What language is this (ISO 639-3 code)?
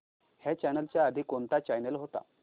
mar